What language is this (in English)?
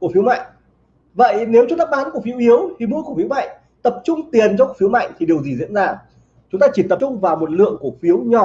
Vietnamese